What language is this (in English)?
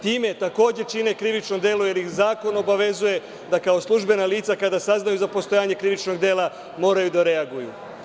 Serbian